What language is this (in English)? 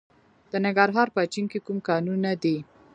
Pashto